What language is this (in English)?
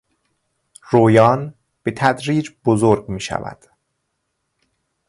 Persian